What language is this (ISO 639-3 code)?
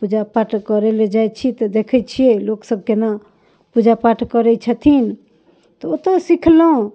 mai